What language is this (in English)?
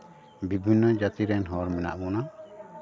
Santali